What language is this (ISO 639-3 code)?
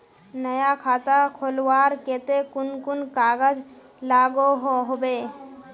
mag